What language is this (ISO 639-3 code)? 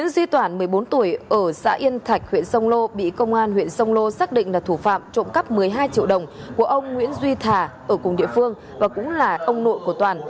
vie